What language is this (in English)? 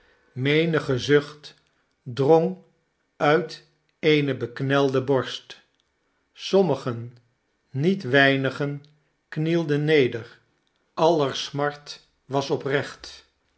Dutch